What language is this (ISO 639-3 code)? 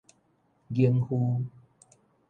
nan